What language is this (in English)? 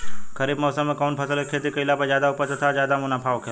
Bhojpuri